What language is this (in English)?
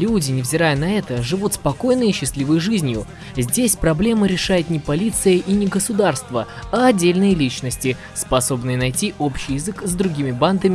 Russian